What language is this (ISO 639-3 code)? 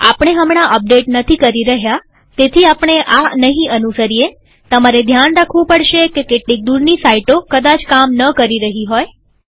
guj